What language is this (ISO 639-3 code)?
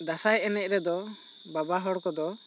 sat